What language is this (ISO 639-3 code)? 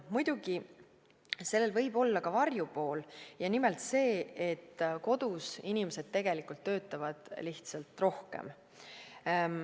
est